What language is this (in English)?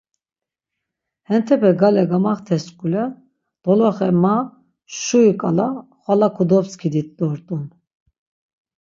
Laz